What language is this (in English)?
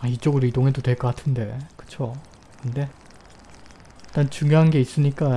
Korean